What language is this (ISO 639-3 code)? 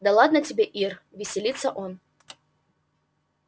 rus